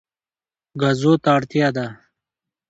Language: Pashto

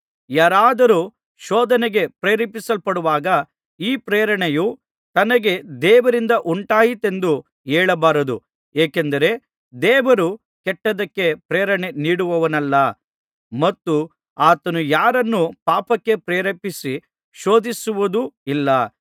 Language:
Kannada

